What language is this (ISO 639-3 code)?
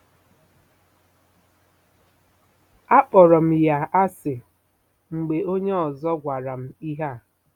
ibo